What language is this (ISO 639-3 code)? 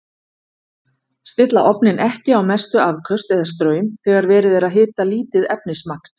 isl